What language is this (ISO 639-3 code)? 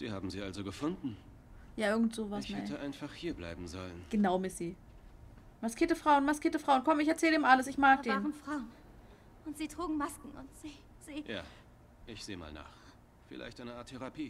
deu